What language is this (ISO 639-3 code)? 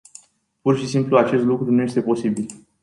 ron